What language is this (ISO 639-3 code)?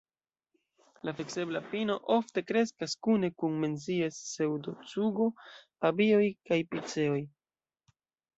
epo